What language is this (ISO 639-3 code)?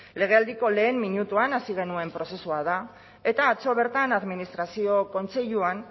eus